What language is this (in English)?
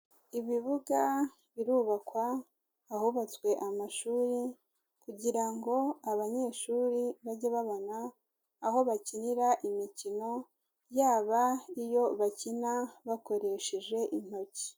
Kinyarwanda